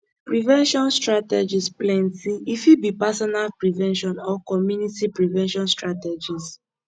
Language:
Nigerian Pidgin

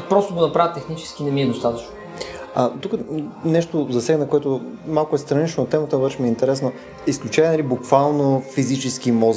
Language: Bulgarian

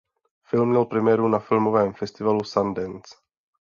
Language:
Czech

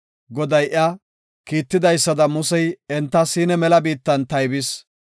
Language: Gofa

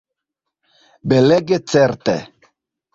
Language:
Esperanto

